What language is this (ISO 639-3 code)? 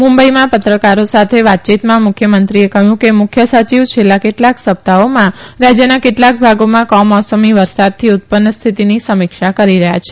guj